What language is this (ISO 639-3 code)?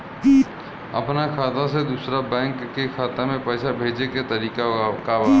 bho